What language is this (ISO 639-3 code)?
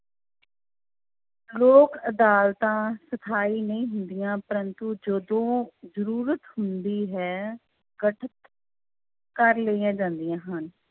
pan